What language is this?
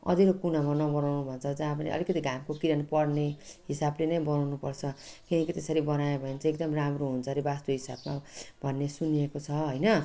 Nepali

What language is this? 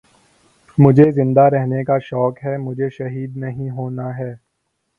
Urdu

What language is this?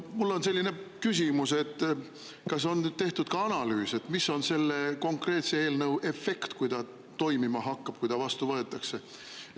Estonian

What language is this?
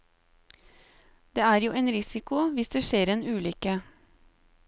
Norwegian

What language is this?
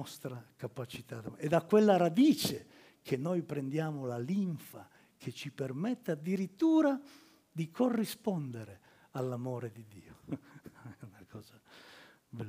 Italian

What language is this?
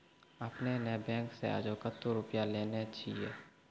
Maithili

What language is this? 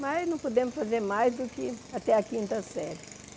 Portuguese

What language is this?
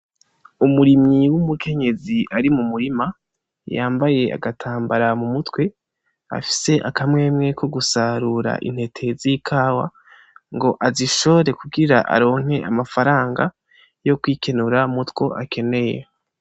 Rundi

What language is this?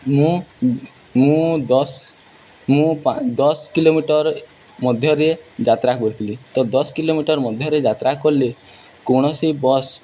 Odia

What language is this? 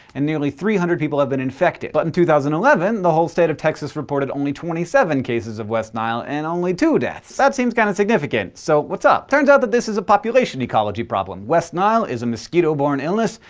English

